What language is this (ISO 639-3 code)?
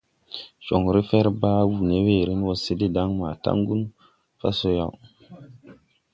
tui